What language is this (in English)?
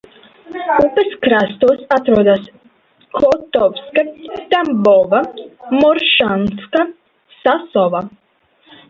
Latvian